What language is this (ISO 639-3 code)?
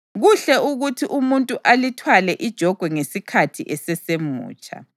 nde